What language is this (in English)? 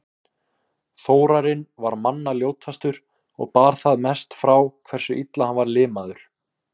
Icelandic